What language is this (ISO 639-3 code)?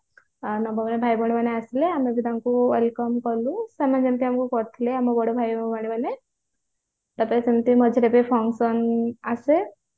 ori